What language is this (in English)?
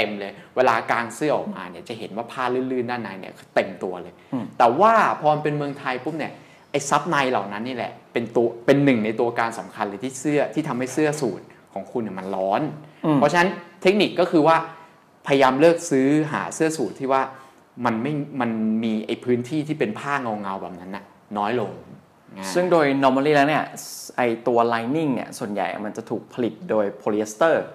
Thai